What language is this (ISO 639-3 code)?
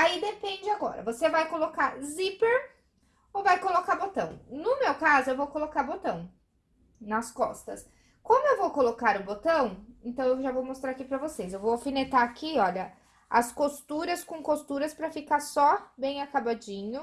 por